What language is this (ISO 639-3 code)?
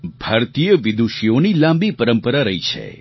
guj